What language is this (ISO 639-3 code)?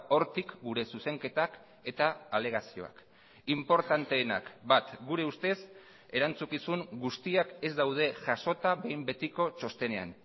eus